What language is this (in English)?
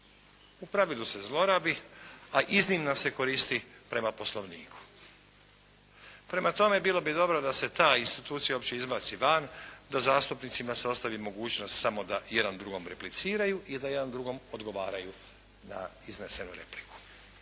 Croatian